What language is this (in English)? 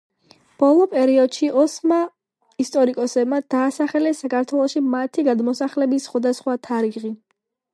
Georgian